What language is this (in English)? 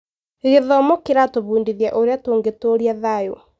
Kikuyu